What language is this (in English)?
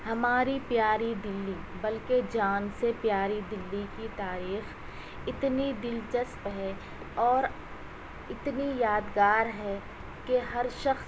Urdu